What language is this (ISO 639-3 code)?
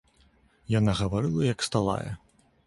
bel